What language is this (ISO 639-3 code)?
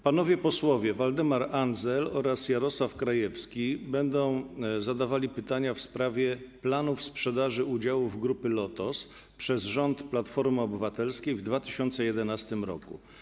pol